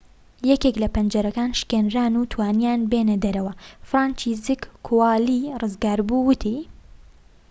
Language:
Central Kurdish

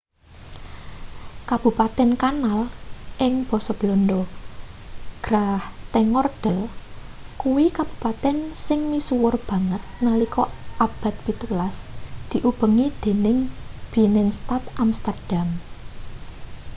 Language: Javanese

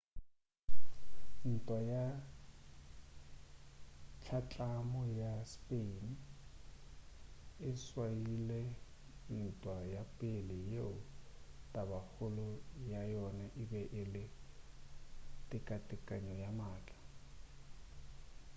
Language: Northern Sotho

